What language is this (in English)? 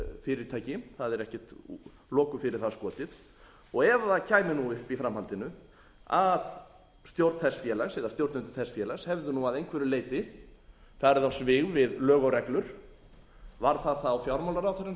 Icelandic